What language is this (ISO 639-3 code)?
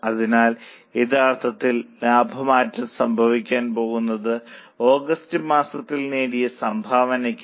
mal